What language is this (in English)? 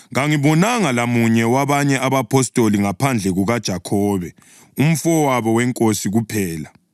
North Ndebele